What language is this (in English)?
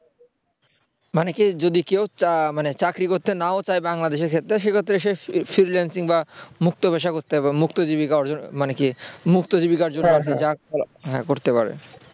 Bangla